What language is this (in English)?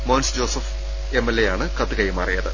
Malayalam